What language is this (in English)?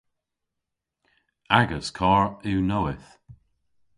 Cornish